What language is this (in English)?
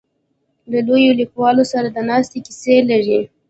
Pashto